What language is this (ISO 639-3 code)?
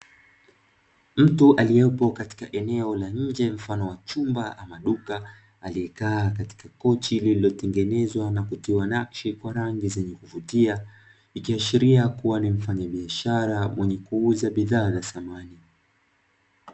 swa